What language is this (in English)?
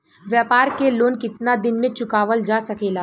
Bhojpuri